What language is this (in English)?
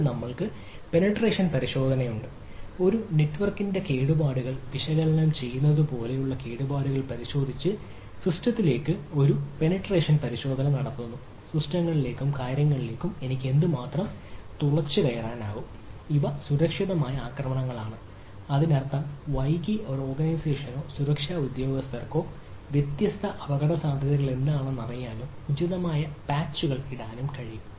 Malayalam